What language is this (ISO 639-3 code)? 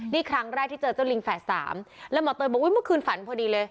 tha